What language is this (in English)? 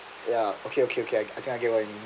English